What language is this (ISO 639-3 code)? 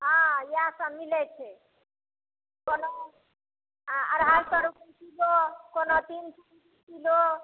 mai